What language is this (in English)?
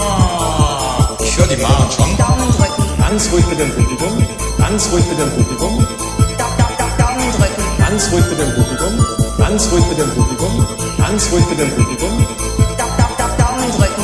German